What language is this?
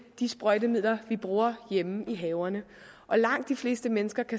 Danish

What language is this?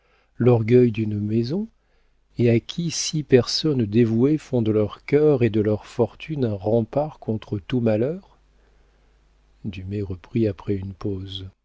French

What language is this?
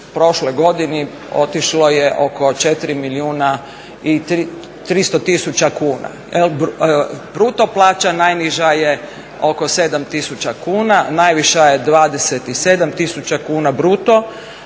Croatian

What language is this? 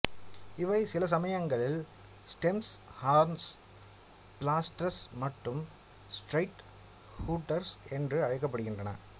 Tamil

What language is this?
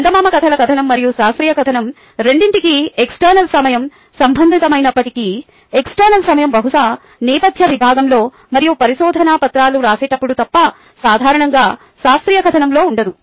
Telugu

